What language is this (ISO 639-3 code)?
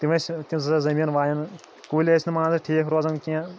kas